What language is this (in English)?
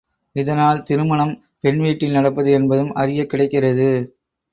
Tamil